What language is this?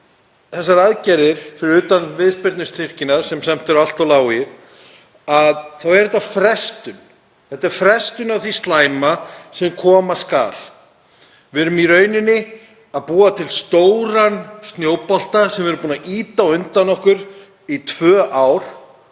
Icelandic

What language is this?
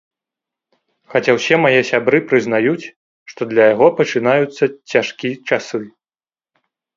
Belarusian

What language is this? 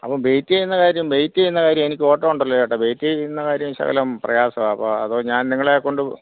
Malayalam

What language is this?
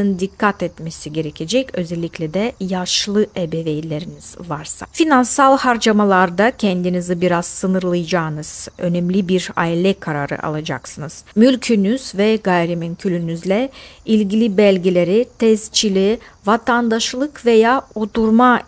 Turkish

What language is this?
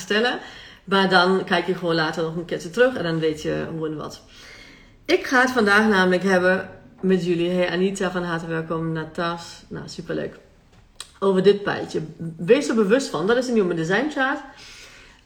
Dutch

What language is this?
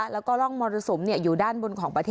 Thai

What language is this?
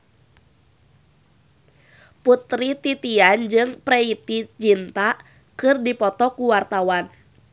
Sundanese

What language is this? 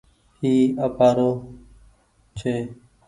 Goaria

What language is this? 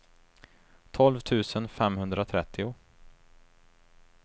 Swedish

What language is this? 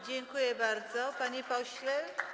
Polish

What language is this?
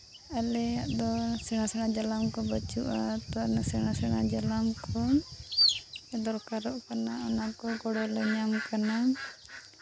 Santali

